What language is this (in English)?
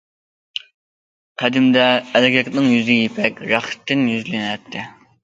Uyghur